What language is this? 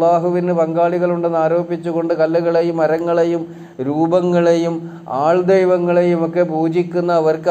Arabic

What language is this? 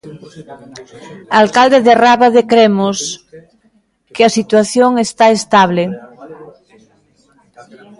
Galician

